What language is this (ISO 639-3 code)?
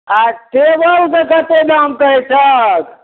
mai